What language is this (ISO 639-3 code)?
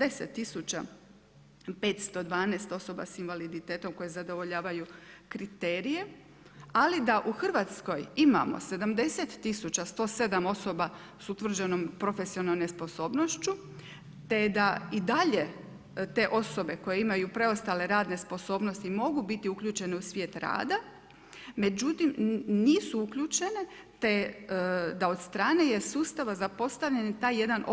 hrv